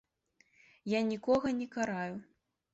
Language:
Belarusian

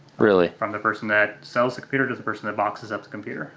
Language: English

